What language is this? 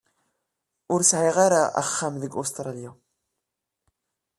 Kabyle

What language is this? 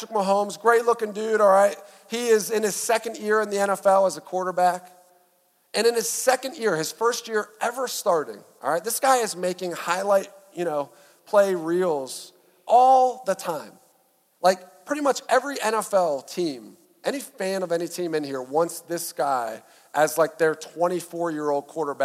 English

